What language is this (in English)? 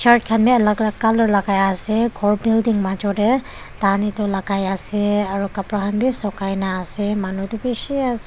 Naga Pidgin